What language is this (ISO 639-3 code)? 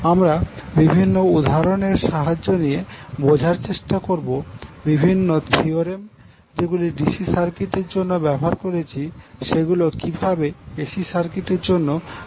ben